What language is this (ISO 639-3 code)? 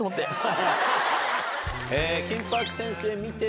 jpn